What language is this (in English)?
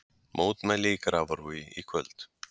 Icelandic